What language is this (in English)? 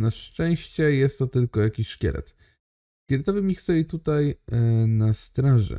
Polish